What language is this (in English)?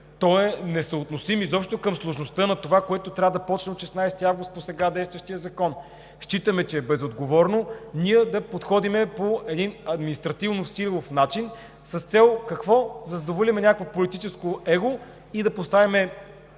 Bulgarian